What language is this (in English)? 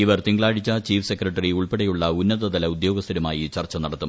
Malayalam